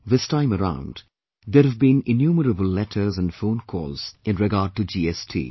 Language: English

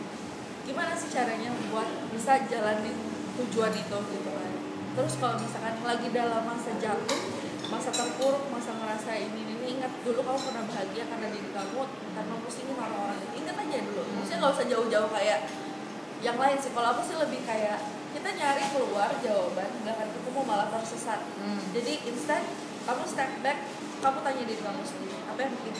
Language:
Indonesian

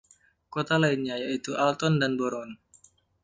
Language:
Indonesian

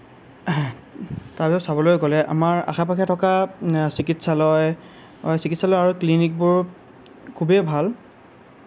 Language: Assamese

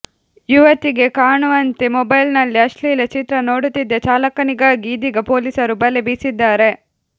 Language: Kannada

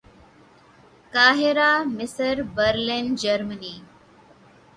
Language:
Urdu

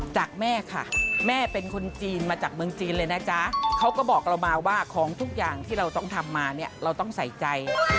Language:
Thai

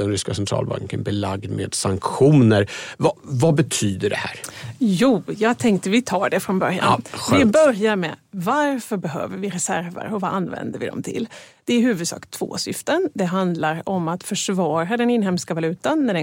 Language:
Swedish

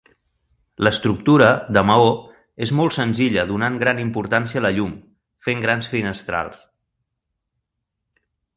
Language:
Catalan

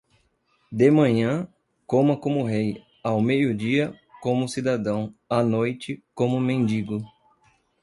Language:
Portuguese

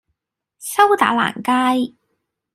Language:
Cantonese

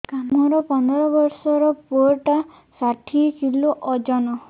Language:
Odia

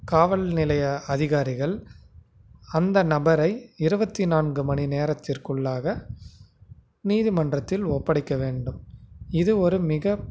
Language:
Tamil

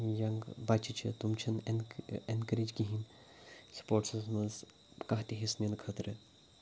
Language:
Kashmiri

